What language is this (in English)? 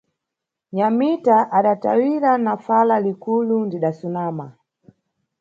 Nyungwe